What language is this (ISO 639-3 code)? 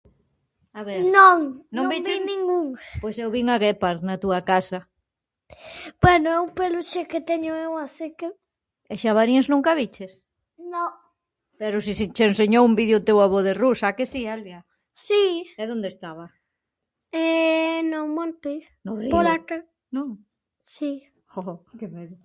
glg